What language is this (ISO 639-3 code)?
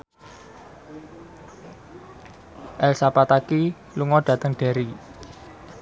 jav